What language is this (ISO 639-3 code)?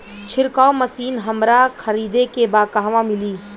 bho